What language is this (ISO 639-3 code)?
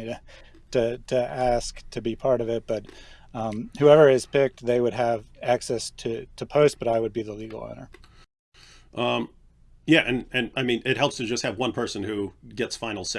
eng